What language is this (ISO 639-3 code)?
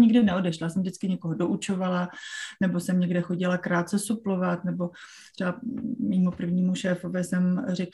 ces